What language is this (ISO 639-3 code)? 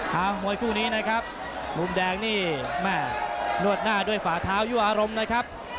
tha